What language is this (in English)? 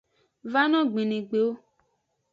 Aja (Benin)